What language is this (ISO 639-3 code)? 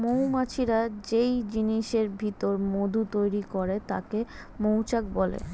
ben